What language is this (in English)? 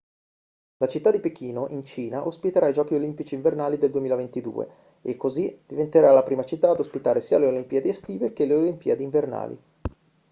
Italian